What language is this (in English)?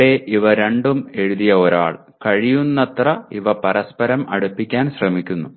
Malayalam